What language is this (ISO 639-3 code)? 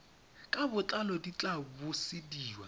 tsn